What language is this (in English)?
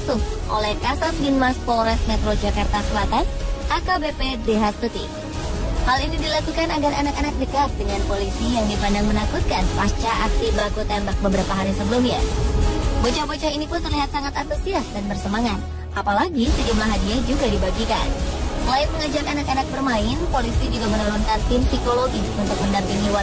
Indonesian